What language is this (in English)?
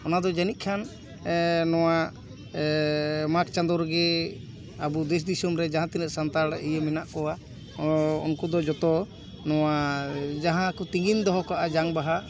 Santali